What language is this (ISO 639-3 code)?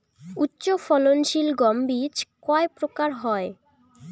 ben